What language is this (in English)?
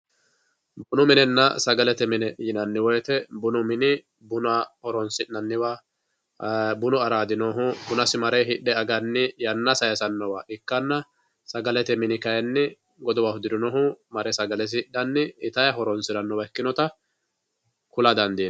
Sidamo